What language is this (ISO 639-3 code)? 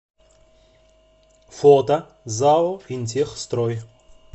rus